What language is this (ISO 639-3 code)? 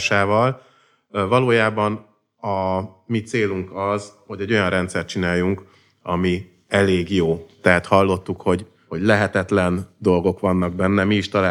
hun